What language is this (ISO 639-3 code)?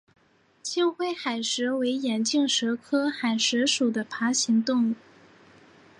zho